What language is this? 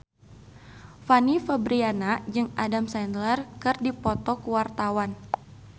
Sundanese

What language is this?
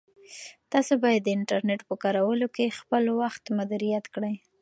Pashto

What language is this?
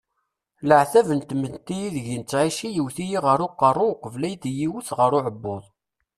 Kabyle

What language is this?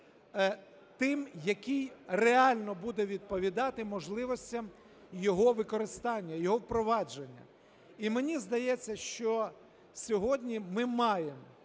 Ukrainian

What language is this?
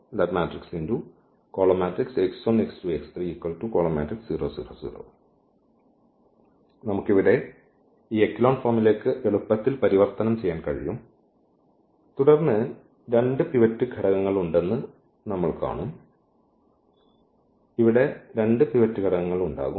Malayalam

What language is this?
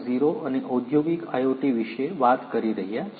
Gujarati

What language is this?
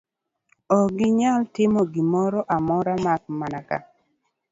Luo (Kenya and Tanzania)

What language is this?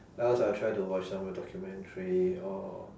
English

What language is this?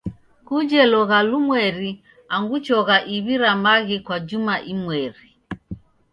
Taita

